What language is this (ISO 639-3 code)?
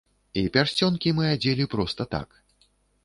bel